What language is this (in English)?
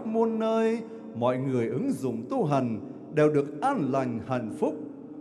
Vietnamese